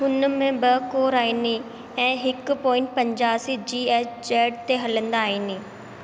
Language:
Sindhi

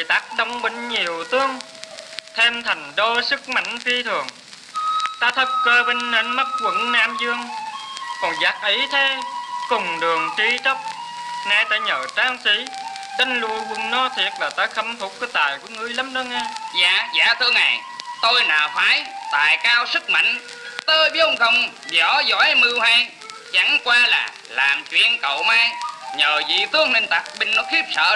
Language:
Vietnamese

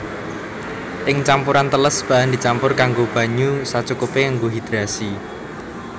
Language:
Javanese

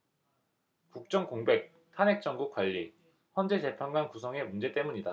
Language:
Korean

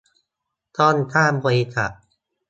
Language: Thai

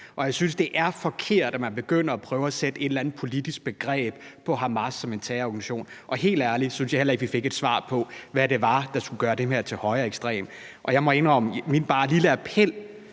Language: Danish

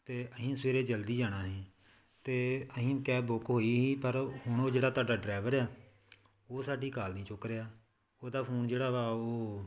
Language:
Punjabi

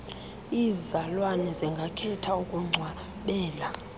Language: Xhosa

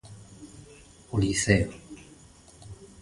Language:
Galician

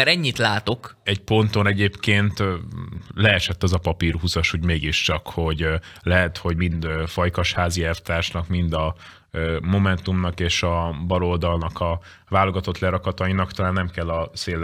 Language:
Hungarian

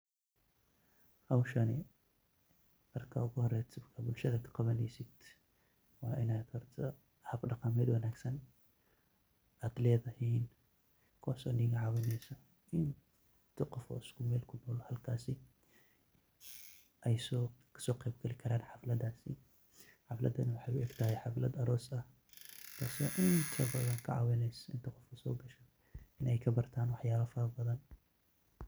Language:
Somali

